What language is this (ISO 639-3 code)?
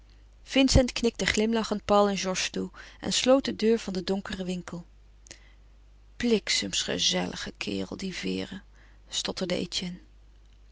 nld